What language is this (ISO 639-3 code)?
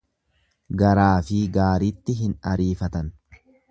orm